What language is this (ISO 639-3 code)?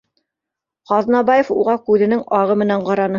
bak